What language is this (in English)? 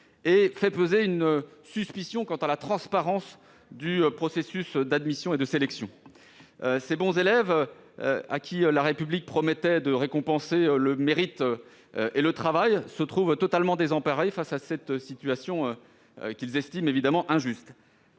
French